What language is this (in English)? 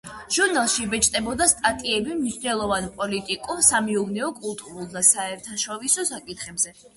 Georgian